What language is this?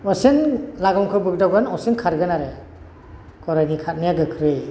Bodo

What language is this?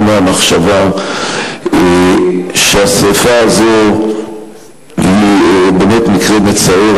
Hebrew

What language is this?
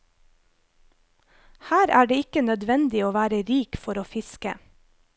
Norwegian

